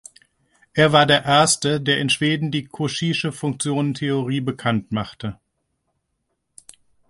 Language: German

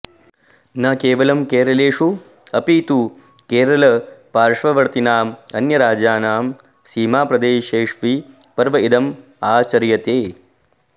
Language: Sanskrit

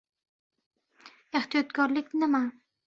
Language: Uzbek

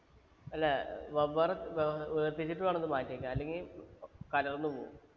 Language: Malayalam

